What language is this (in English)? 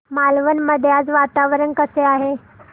Marathi